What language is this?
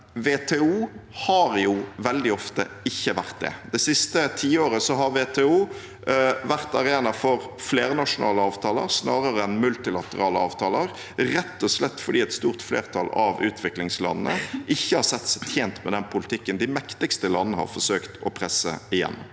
Norwegian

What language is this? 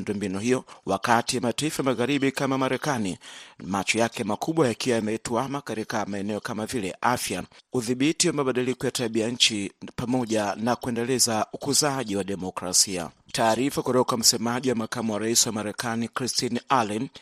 Swahili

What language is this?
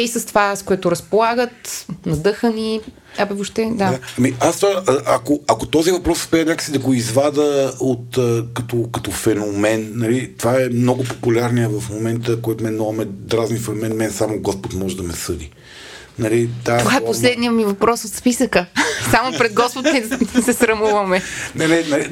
Bulgarian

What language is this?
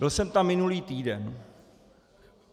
Czech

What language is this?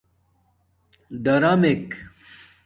Domaaki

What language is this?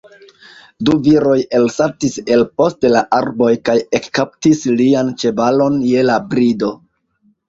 Esperanto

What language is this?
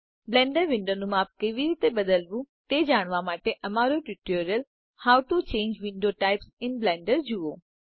Gujarati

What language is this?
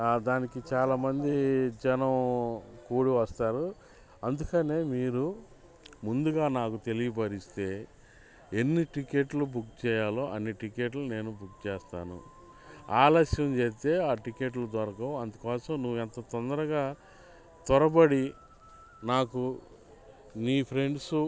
Telugu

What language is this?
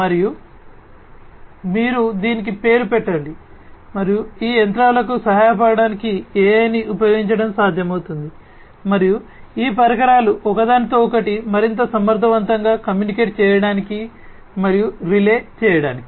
Telugu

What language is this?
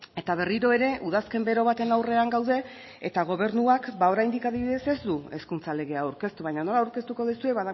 Basque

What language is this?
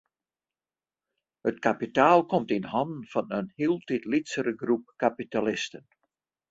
Western Frisian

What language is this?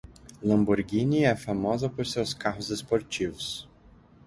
Portuguese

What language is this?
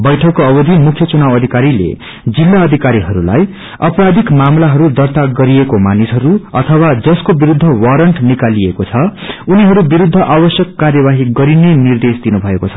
Nepali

